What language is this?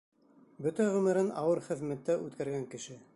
Bashkir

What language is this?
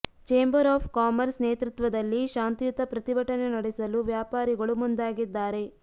Kannada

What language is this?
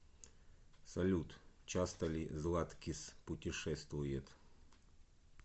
Russian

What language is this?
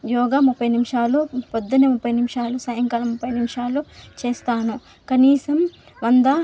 Telugu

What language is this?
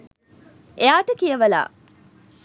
Sinhala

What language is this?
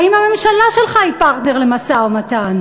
Hebrew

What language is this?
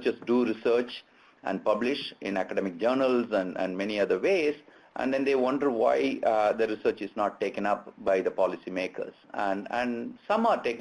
English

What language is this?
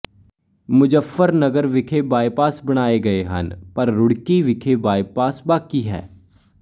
Punjabi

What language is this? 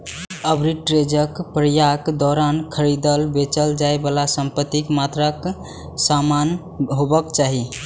Maithili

